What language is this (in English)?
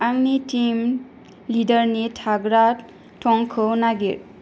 Bodo